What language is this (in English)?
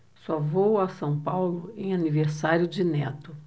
Portuguese